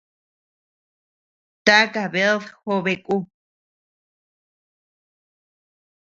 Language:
Tepeuxila Cuicatec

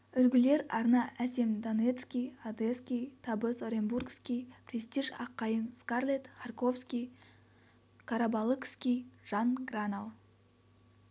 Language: Kazakh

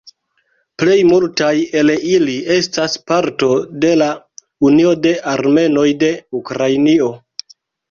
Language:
Esperanto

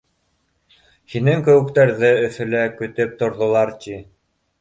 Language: Bashkir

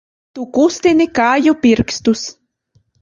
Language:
Latvian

